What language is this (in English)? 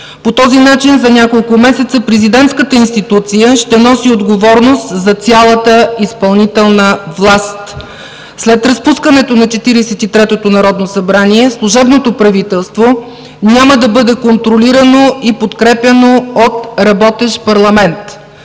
Bulgarian